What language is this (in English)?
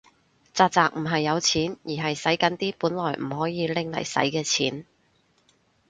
Cantonese